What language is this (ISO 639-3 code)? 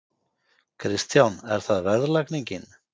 isl